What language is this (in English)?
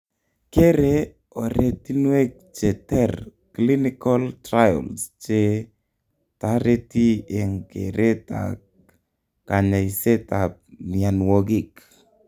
Kalenjin